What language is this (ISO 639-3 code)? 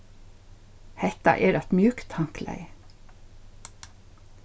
fao